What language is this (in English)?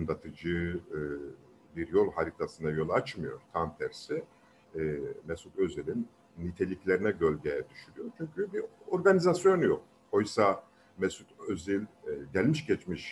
Turkish